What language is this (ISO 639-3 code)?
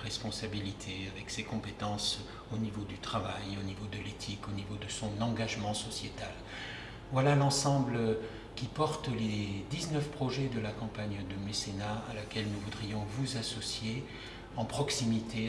fra